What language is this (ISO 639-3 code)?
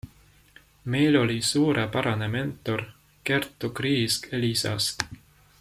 est